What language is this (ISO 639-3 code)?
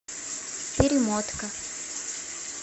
rus